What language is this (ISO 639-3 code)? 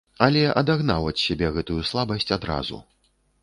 bel